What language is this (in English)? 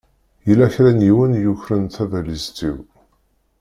Kabyle